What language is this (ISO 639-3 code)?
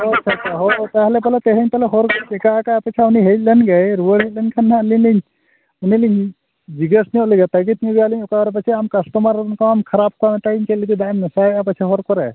sat